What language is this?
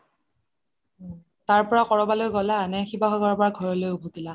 Assamese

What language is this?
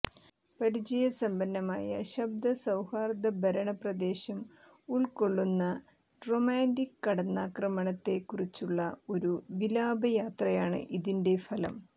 Malayalam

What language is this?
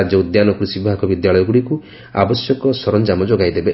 Odia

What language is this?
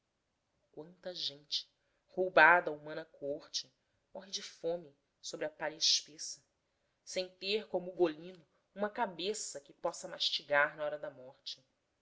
Portuguese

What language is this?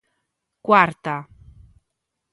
Galician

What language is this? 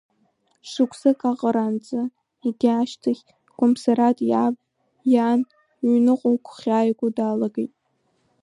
Abkhazian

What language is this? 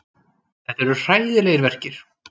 Icelandic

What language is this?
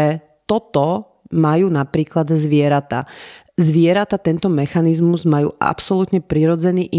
Slovak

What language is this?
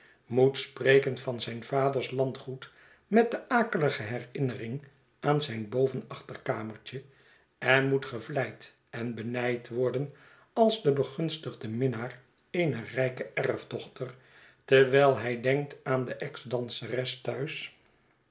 Dutch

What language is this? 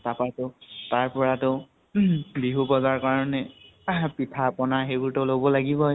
Assamese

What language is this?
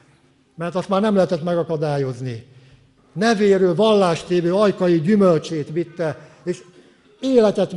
Hungarian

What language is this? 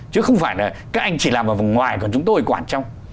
Vietnamese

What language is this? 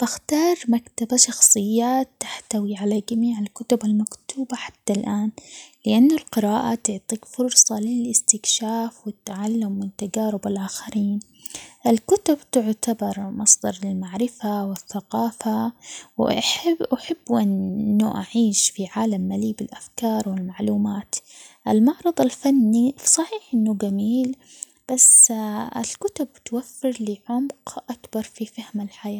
Omani Arabic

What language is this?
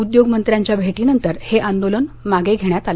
Marathi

